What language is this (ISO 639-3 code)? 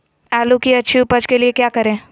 mag